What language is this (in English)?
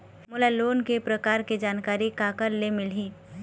Chhattisgarhi